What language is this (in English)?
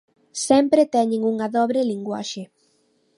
Galician